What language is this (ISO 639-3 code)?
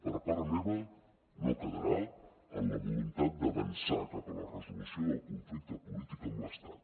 cat